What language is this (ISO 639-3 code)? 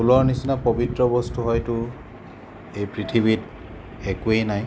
asm